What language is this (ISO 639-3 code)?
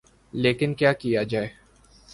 urd